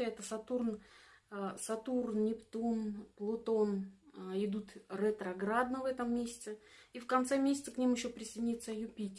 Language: Russian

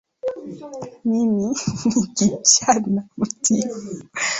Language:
Swahili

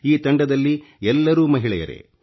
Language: Kannada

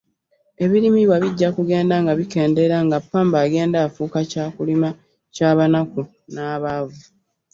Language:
Ganda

